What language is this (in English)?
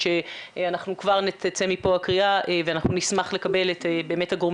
Hebrew